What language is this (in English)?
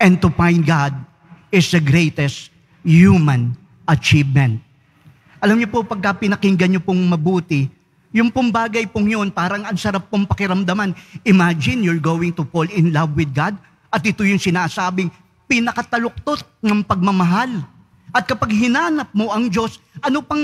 Filipino